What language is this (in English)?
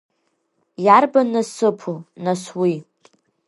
Abkhazian